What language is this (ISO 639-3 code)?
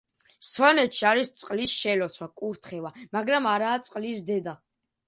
kat